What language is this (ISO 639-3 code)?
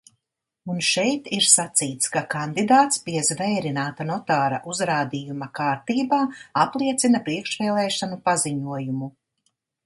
lav